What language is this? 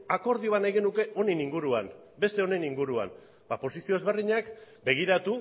Basque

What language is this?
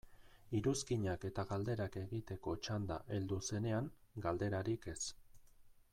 Basque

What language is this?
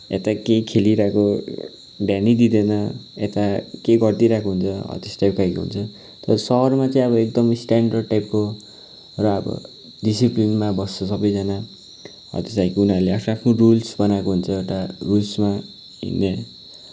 Nepali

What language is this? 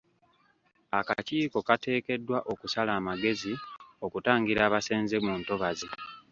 Ganda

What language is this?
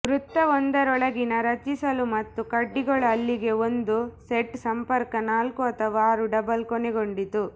Kannada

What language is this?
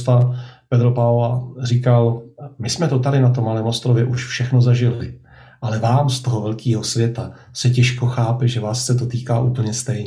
Czech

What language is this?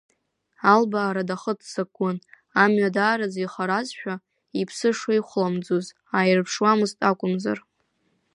Abkhazian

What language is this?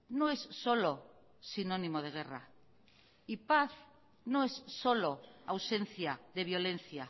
Spanish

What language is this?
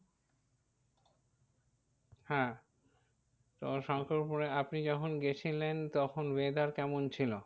Bangla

